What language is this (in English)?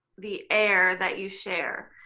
English